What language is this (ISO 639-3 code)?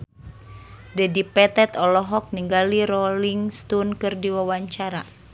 sun